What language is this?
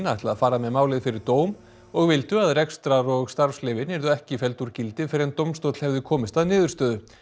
Icelandic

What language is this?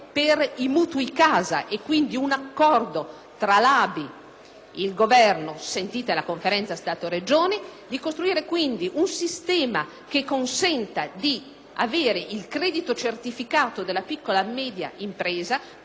Italian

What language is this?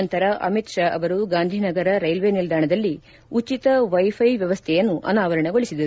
Kannada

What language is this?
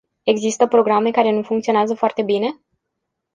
Romanian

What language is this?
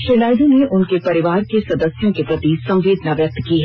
Hindi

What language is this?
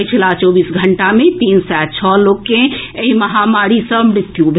Maithili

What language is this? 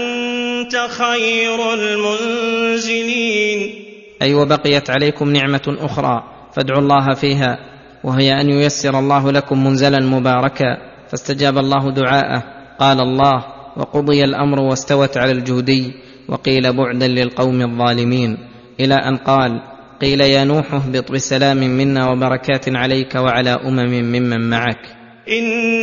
Arabic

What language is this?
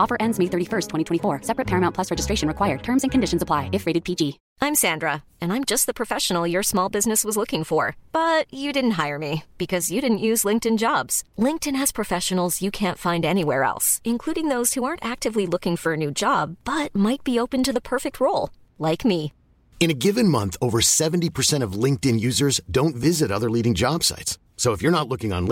Urdu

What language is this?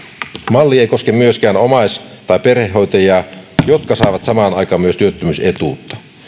Finnish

